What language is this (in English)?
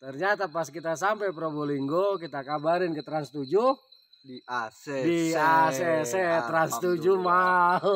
Indonesian